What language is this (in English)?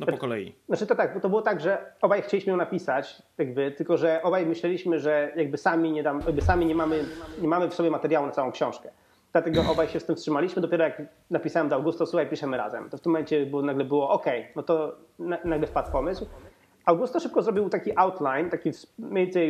Polish